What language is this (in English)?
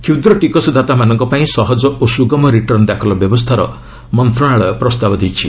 Odia